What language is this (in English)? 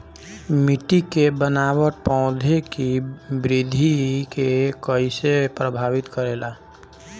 Bhojpuri